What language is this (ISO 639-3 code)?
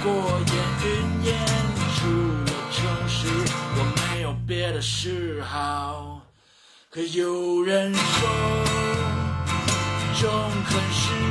zho